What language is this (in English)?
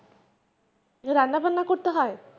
Bangla